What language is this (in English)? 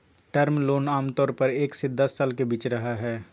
Magahi